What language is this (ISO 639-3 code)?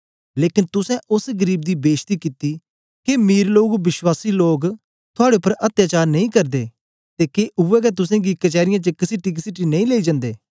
doi